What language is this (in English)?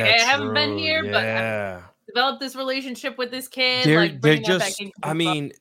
English